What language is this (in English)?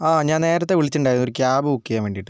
Malayalam